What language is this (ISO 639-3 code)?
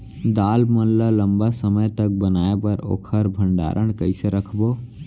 hne